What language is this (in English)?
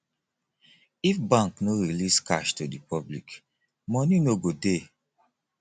Nigerian Pidgin